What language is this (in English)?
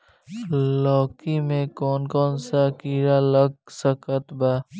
Bhojpuri